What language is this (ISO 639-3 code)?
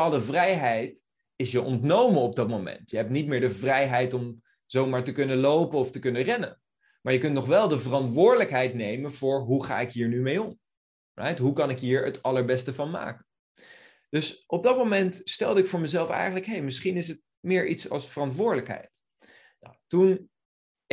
nld